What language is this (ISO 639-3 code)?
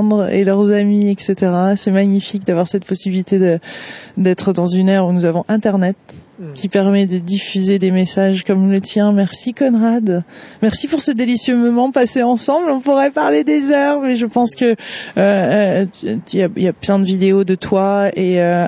fra